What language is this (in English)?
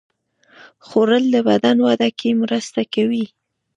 Pashto